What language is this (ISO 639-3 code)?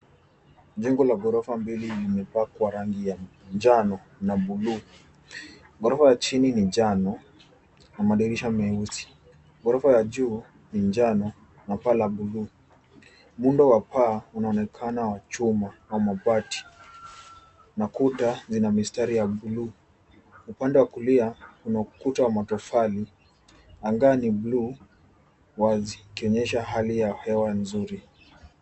swa